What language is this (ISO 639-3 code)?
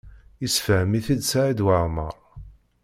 kab